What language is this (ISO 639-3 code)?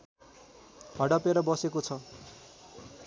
nep